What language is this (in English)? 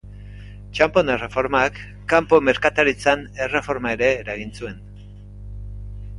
Basque